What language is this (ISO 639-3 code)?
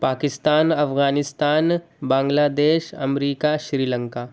urd